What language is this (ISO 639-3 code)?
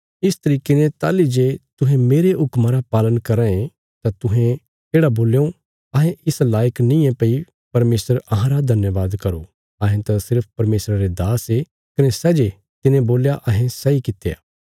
kfs